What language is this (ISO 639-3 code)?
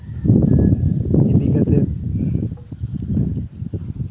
sat